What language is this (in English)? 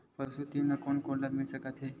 Chhattisgarhi